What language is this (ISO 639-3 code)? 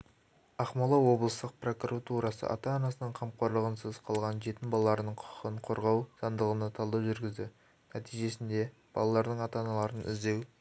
kaz